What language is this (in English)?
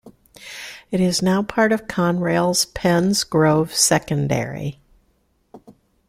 English